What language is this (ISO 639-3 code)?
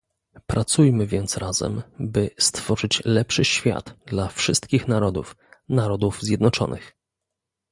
pol